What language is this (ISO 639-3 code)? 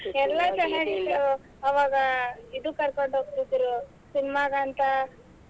kan